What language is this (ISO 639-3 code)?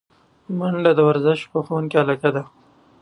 pus